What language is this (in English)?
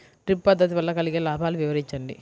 Telugu